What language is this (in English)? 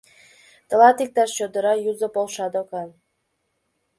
Mari